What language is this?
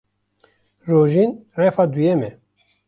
Kurdish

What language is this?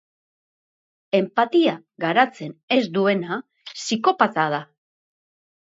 Basque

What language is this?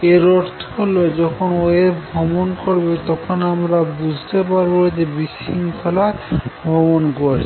Bangla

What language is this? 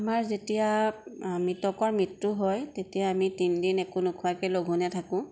Assamese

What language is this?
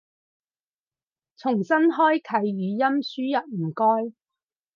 Cantonese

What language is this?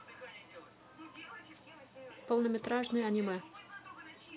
Russian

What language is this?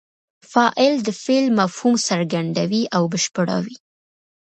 Pashto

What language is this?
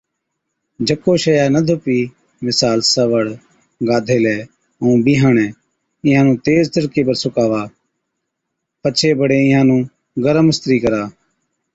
Od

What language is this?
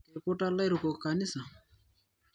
Masai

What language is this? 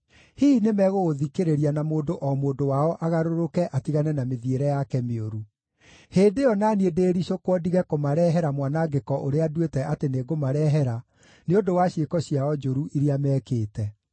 Kikuyu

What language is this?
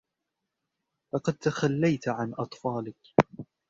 Arabic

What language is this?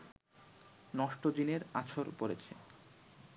Bangla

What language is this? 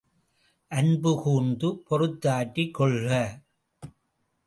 Tamil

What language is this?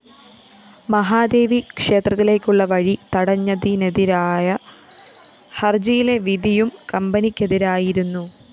Malayalam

